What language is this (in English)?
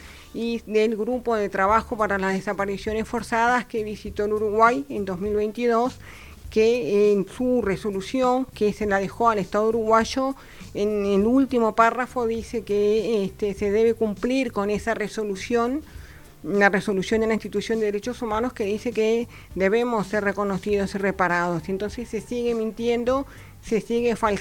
Spanish